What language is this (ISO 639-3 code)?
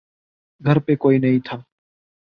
urd